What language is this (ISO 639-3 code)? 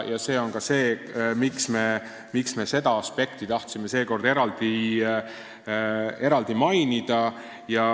est